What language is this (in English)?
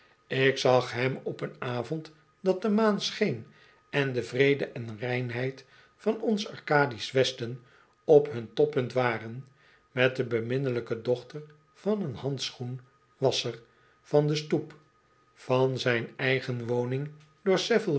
Dutch